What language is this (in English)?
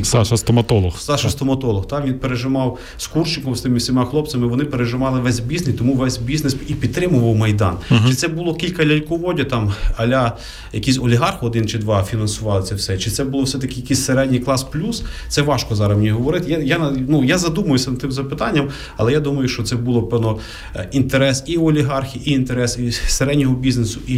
Ukrainian